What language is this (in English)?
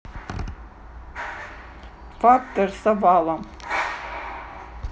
Russian